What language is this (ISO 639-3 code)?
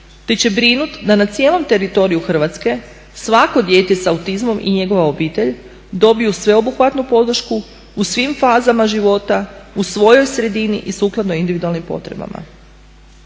hrv